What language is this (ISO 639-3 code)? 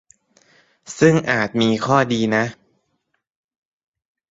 tha